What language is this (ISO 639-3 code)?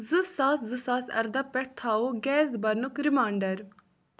kas